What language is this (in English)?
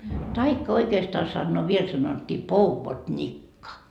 Finnish